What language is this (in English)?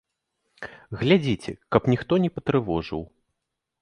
Belarusian